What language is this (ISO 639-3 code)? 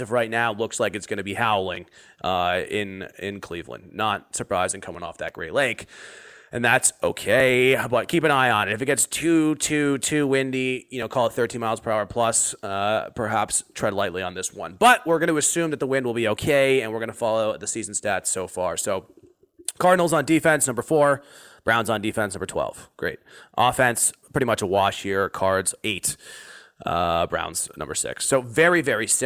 eng